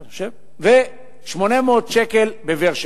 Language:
Hebrew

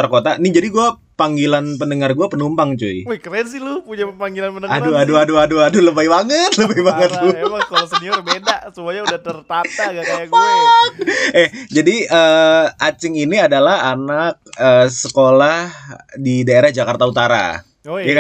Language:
Indonesian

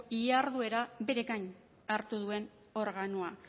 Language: Basque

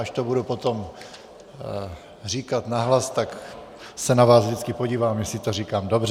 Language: Czech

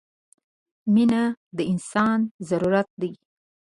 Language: Pashto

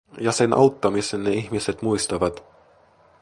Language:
Finnish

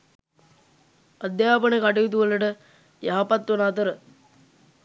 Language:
Sinhala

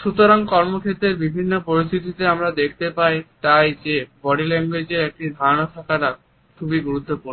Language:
Bangla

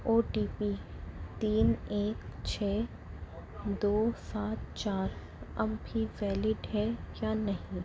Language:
Urdu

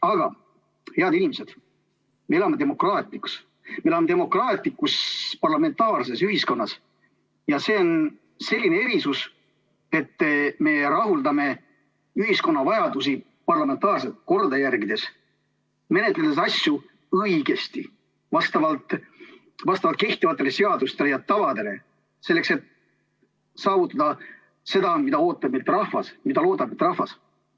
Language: Estonian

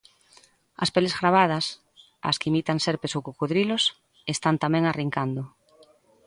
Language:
Galician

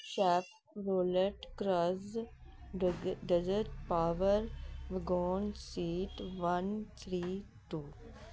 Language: Punjabi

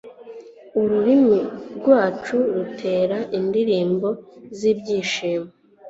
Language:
Kinyarwanda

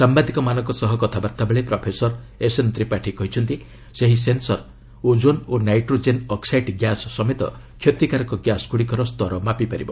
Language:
Odia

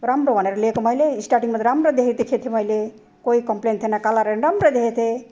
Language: Nepali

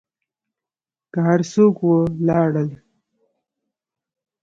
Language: Pashto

